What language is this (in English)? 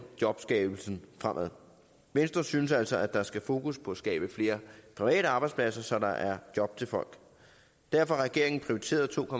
Danish